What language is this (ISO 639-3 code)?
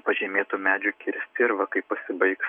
lit